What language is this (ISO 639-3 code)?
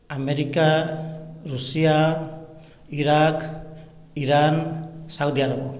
ori